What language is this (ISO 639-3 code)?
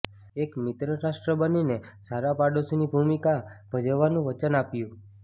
guj